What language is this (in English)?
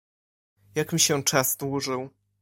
Polish